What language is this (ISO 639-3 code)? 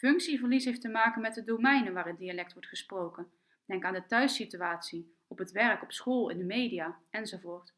nld